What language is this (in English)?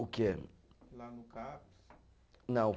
Portuguese